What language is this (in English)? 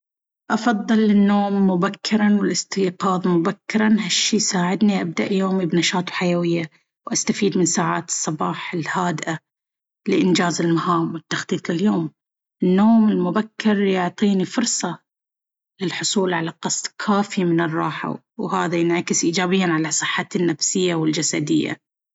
Baharna Arabic